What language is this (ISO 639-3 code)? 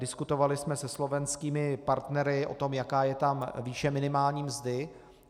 ces